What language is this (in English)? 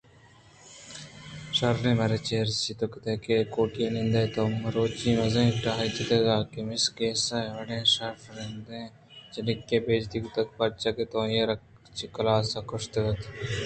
Eastern Balochi